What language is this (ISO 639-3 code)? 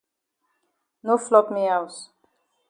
wes